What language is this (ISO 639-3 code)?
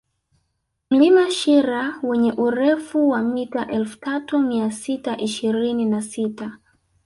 swa